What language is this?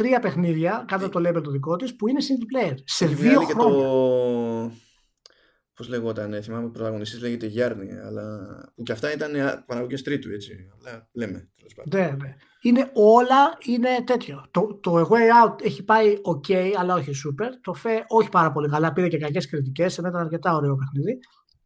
Greek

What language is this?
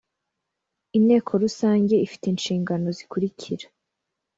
Kinyarwanda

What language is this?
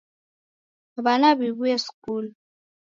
Taita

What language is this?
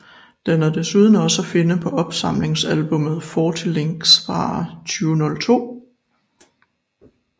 Danish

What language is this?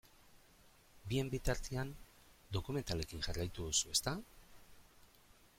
Basque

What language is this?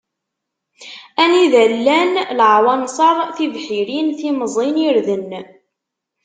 Kabyle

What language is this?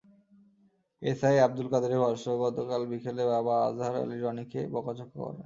Bangla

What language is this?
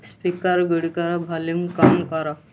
Odia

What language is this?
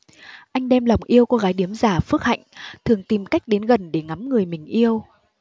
Vietnamese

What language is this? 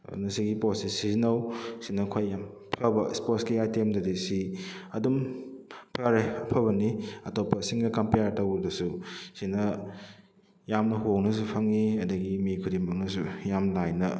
Manipuri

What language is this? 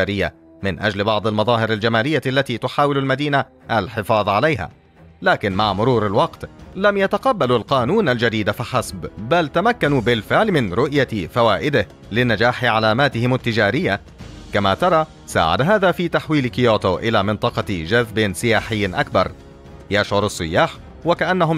Arabic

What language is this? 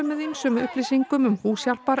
Icelandic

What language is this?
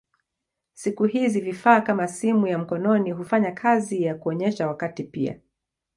Swahili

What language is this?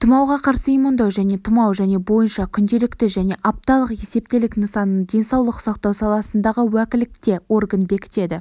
Kazakh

